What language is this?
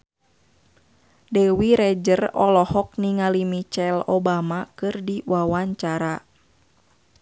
Sundanese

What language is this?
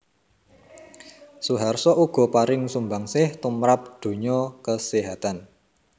Javanese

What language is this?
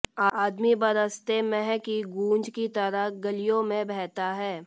Hindi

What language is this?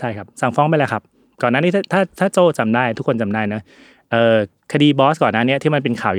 Thai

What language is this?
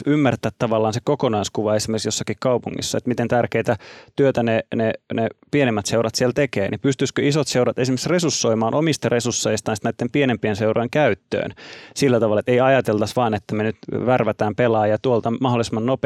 Finnish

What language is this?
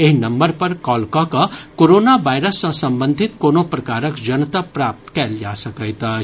Maithili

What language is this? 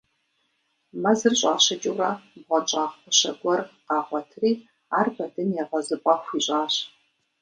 Kabardian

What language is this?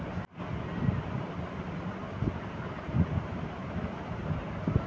Maithili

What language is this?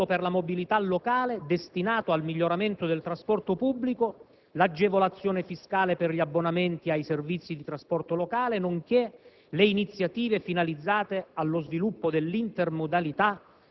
Italian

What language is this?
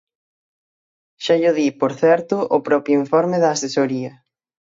Galician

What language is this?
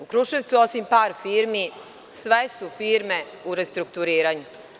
Serbian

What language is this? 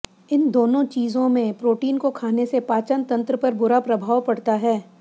Hindi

